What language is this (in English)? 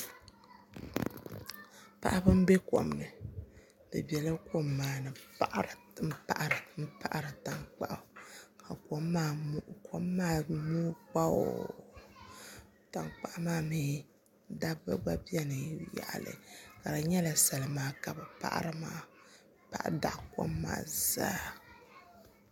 Dagbani